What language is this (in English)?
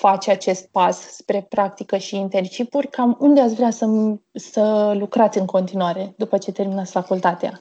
Romanian